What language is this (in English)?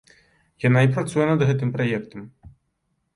Belarusian